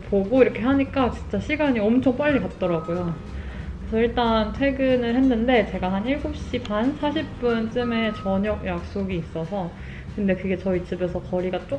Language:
Korean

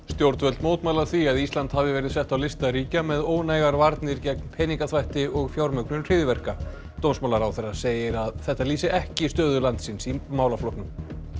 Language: Icelandic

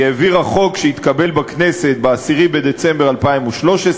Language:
Hebrew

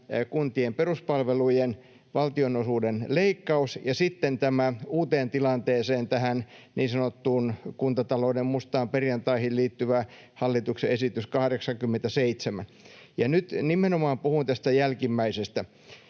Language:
Finnish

